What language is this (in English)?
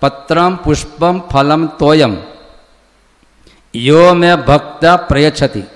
Gujarati